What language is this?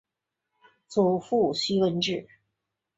Chinese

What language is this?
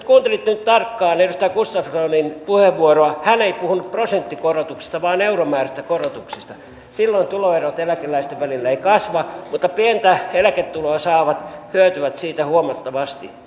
Finnish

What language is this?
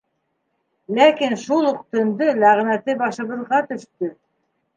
Bashkir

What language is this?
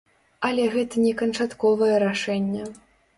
Belarusian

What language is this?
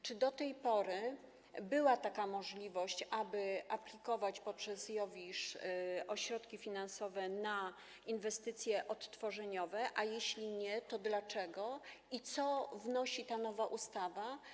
Polish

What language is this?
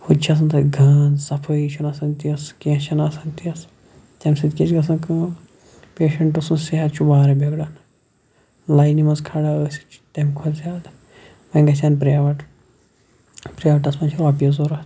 Kashmiri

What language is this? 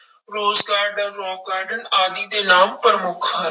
Punjabi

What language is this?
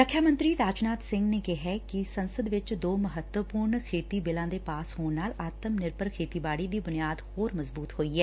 Punjabi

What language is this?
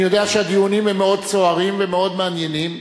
Hebrew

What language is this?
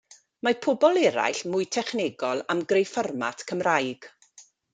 Welsh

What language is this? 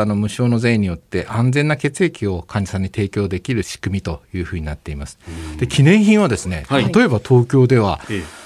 Japanese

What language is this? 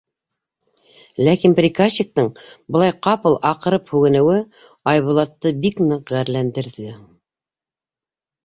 Bashkir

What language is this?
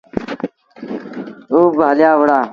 Sindhi Bhil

